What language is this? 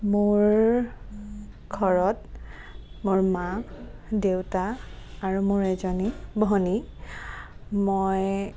Assamese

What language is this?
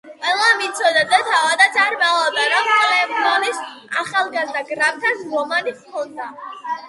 Georgian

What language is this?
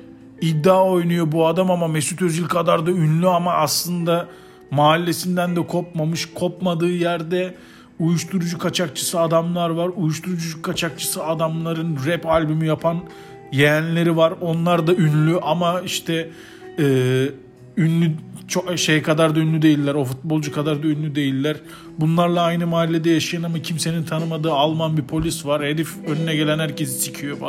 Turkish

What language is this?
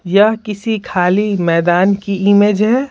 Hindi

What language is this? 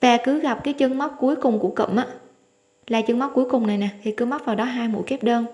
Vietnamese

